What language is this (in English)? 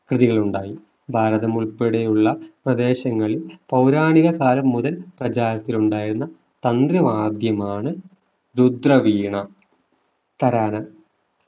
Malayalam